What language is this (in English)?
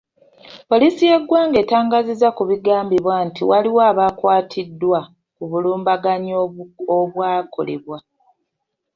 Ganda